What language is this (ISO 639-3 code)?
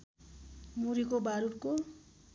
nep